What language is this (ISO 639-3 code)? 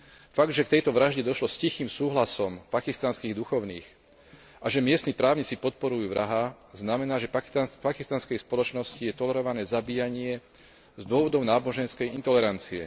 slk